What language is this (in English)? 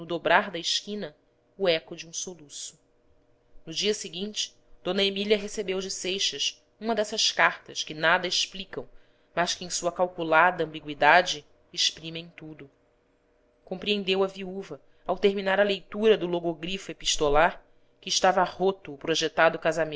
Portuguese